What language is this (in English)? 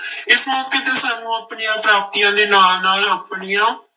Punjabi